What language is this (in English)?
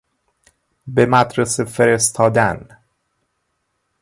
Persian